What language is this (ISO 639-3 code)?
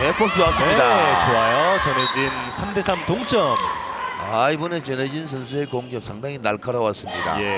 kor